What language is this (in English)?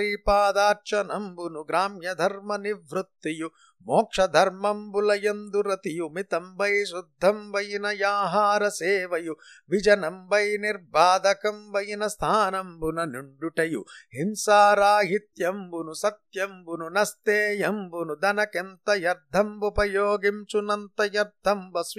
Telugu